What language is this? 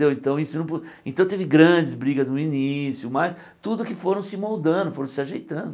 Portuguese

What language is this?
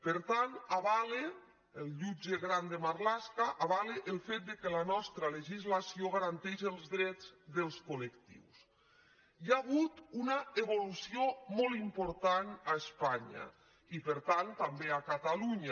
Catalan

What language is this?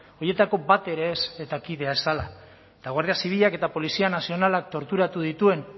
Basque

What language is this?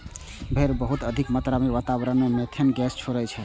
Maithili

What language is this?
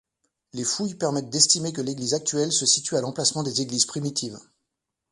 French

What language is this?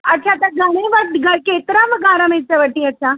Sindhi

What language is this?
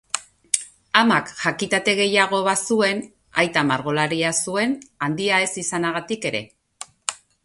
Basque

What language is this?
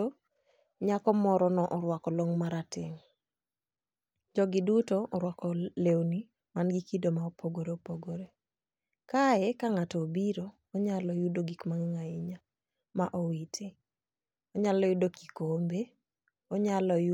Luo (Kenya and Tanzania)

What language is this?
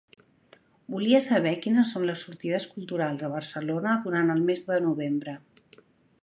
Catalan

